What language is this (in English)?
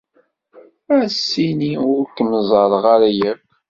Kabyle